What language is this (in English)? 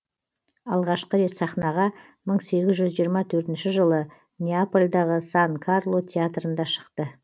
Kazakh